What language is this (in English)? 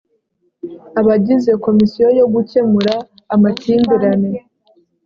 Kinyarwanda